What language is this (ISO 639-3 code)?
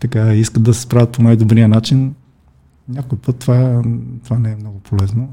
bul